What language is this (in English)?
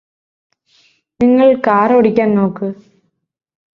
Malayalam